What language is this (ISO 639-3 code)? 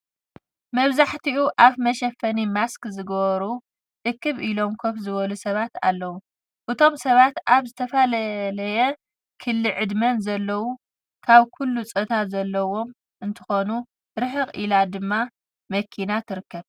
tir